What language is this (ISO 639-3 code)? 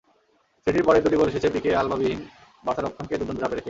ben